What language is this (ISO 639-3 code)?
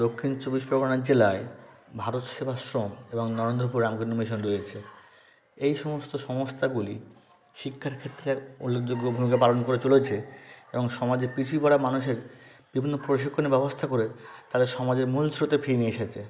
ben